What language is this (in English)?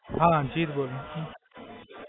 Gujarati